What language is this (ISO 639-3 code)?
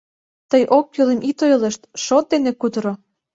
chm